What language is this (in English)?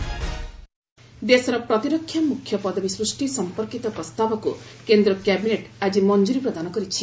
Odia